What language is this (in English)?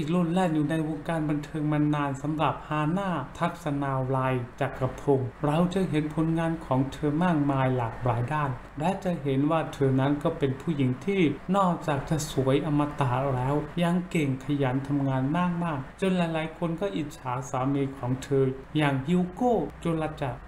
Thai